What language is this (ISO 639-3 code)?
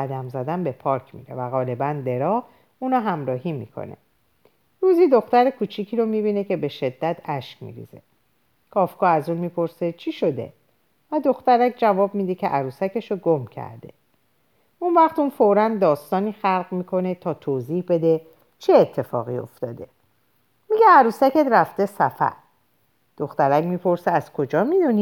fas